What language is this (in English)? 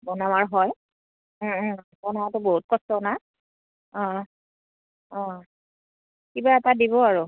Assamese